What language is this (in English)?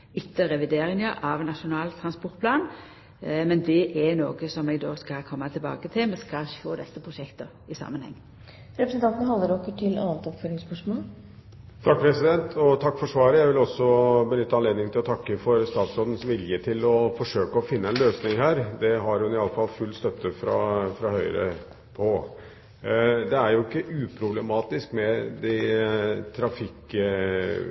Norwegian